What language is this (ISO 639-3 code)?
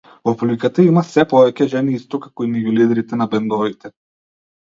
mkd